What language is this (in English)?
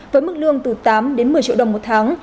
Vietnamese